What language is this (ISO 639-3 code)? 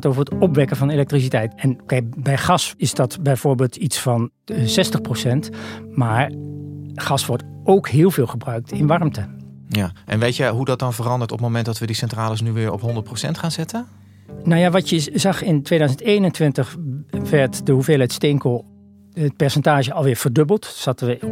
nld